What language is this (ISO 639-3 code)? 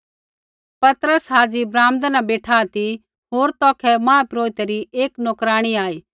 kfx